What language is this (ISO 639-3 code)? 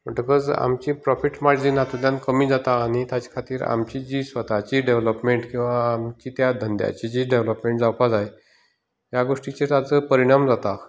kok